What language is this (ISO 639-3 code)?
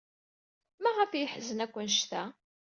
kab